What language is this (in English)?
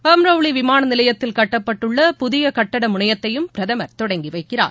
Tamil